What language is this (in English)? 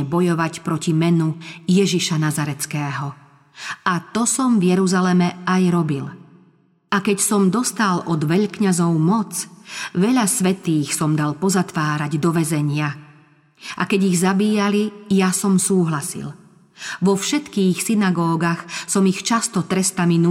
Slovak